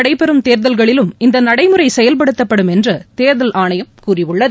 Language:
Tamil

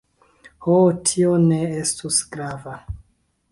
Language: Esperanto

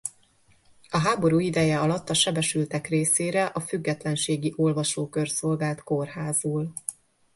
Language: Hungarian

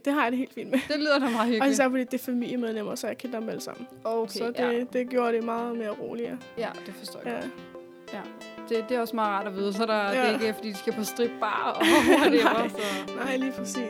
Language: Danish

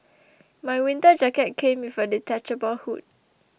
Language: English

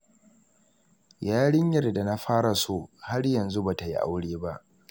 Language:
Hausa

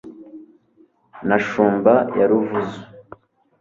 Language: Kinyarwanda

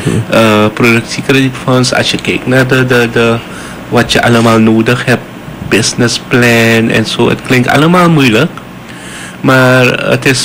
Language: Dutch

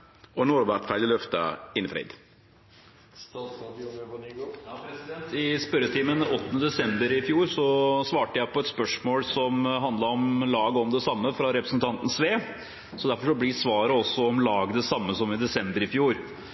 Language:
Norwegian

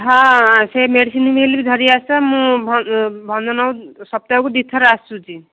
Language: Odia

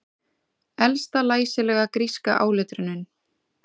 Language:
Icelandic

